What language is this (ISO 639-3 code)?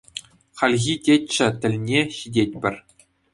chv